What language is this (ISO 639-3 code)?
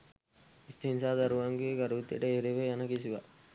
sin